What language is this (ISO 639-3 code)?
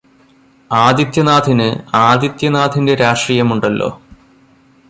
mal